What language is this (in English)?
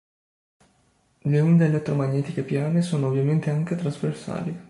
Italian